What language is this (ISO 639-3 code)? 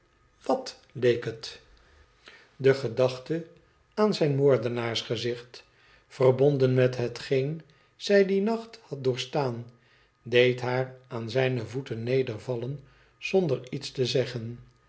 nld